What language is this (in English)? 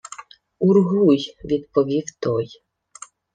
Ukrainian